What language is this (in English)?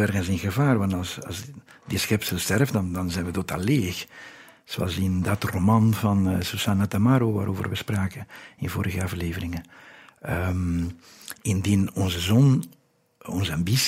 Dutch